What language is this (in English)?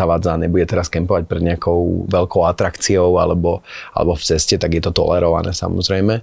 Slovak